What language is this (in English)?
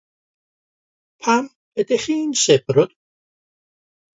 Welsh